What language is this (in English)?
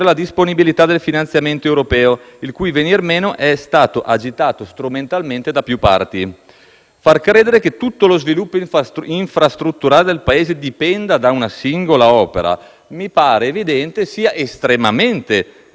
Italian